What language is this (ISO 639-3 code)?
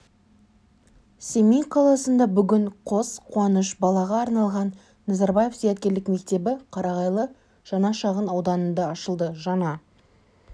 kaz